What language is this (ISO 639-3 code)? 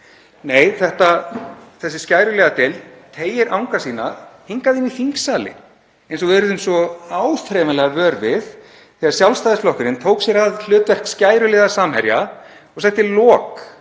isl